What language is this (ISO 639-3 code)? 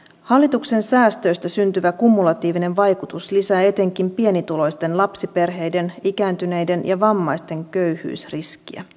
fin